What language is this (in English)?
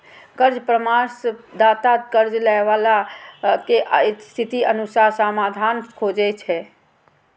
Maithili